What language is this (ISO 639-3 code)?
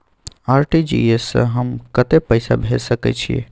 mai